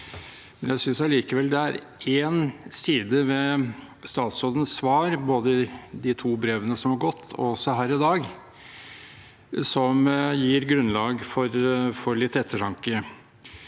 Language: Norwegian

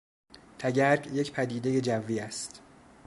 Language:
Persian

